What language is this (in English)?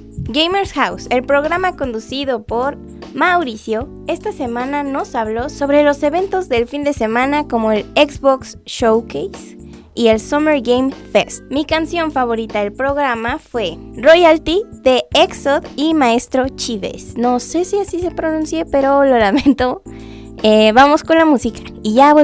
Spanish